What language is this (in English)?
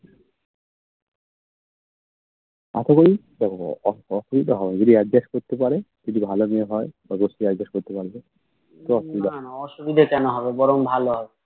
Bangla